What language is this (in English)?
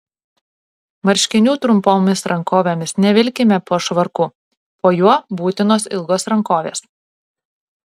Lithuanian